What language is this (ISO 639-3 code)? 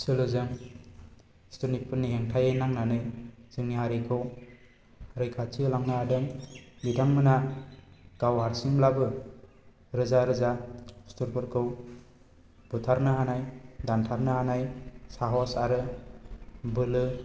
brx